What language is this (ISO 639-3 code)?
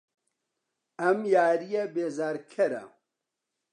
ckb